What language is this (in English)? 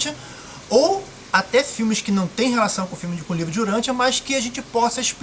Portuguese